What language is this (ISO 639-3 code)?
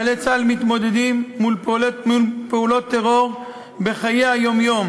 heb